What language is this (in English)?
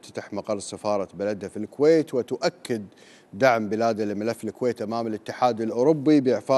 Arabic